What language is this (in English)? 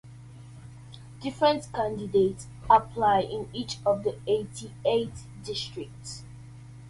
English